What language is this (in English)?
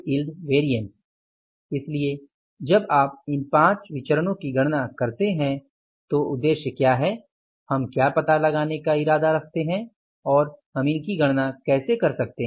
Hindi